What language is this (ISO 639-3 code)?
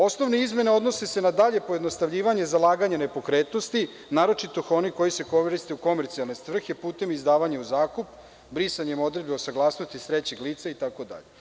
srp